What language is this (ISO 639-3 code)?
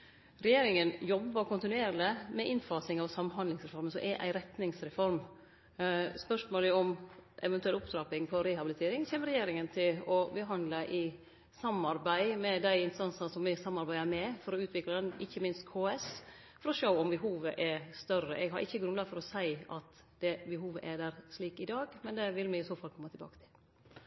nno